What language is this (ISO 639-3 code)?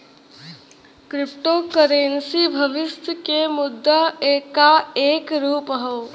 bho